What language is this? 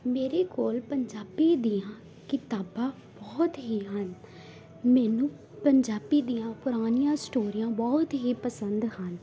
Punjabi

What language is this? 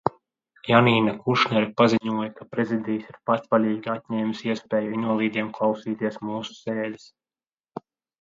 Latvian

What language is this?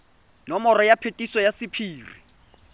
Tswana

